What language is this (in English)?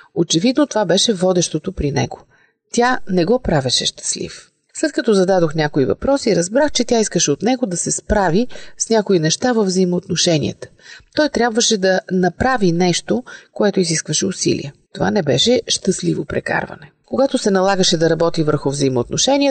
Bulgarian